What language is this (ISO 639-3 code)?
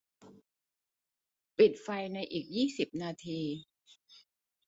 tha